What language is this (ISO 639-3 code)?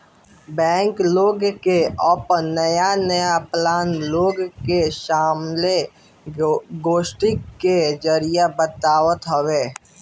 bho